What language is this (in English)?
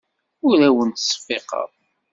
Kabyle